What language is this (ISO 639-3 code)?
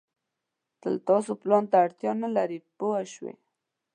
pus